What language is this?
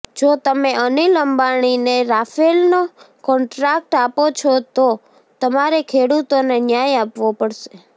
Gujarati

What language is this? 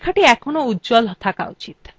Bangla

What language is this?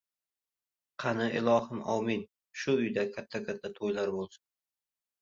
Uzbek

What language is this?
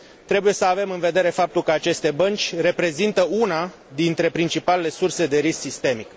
Romanian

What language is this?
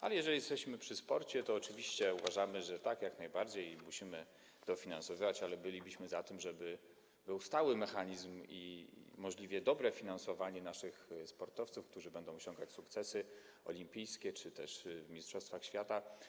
Polish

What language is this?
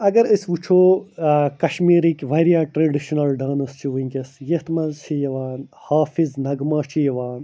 Kashmiri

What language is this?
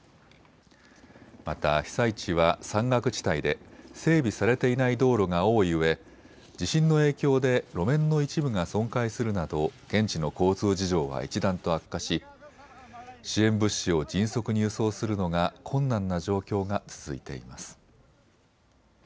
Japanese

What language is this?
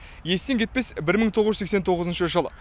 Kazakh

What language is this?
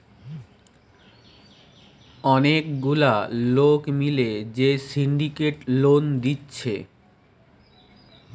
Bangla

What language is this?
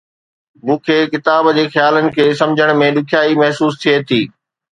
Sindhi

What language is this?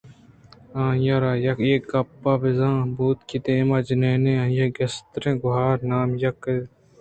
Eastern Balochi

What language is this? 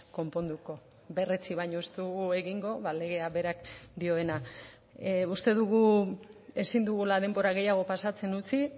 Basque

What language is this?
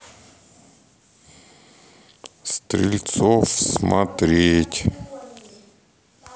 Russian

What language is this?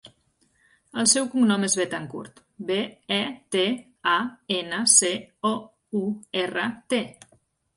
Catalan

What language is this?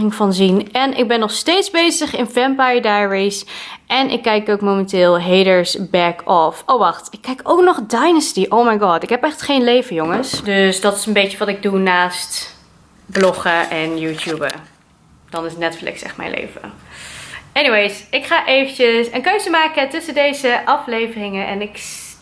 Dutch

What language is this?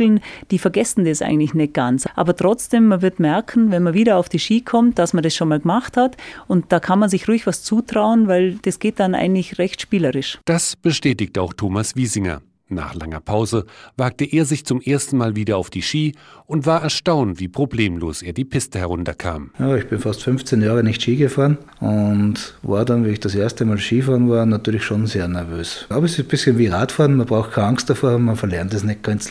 German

